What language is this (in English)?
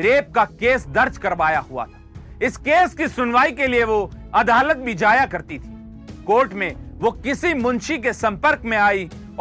Hindi